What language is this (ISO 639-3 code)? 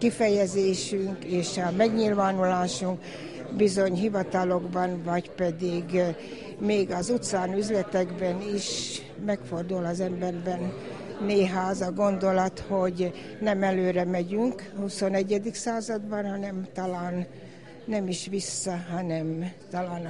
hun